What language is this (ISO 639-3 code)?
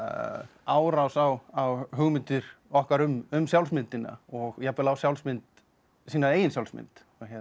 isl